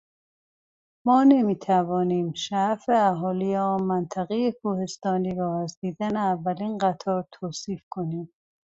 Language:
Persian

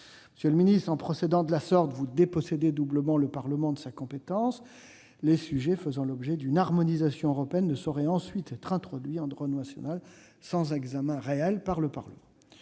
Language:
French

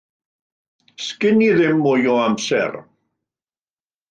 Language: Welsh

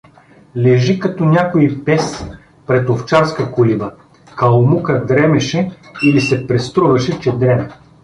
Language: Bulgarian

